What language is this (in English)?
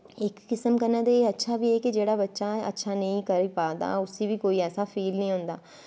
Dogri